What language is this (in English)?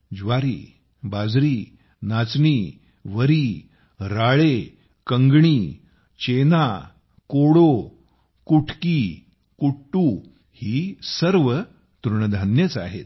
Marathi